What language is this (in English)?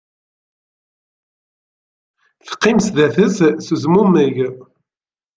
Kabyle